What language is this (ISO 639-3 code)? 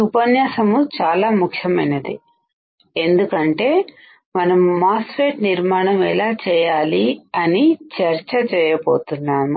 tel